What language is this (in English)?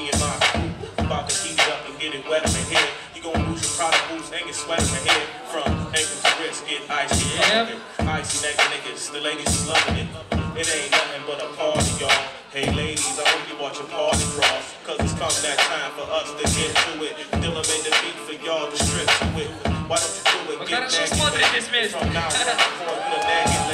Ukrainian